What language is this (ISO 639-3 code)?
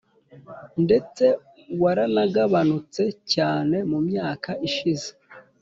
kin